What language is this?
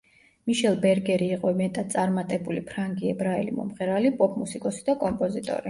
Georgian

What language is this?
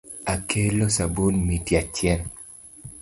Luo (Kenya and Tanzania)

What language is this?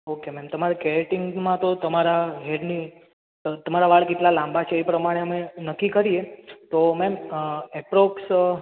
Gujarati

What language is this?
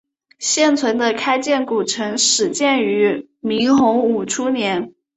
Chinese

